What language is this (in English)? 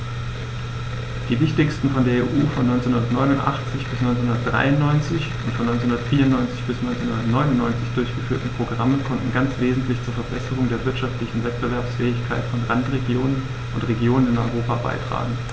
German